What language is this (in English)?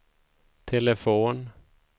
Swedish